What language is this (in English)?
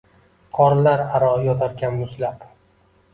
Uzbek